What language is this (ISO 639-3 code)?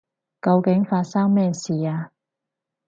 yue